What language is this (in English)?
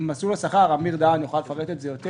Hebrew